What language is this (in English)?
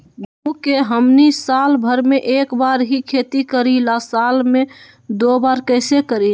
Magahi